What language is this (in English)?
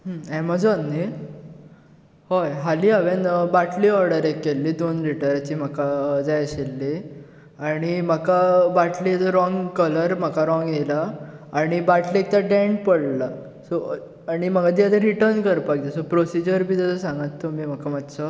Konkani